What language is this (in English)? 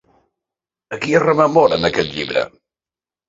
Catalan